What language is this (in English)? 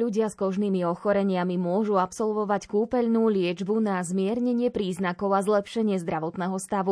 Slovak